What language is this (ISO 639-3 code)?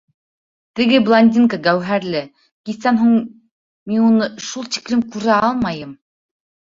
bak